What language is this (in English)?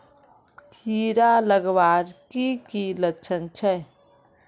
Magahi